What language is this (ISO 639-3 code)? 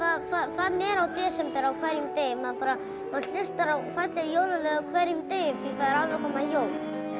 isl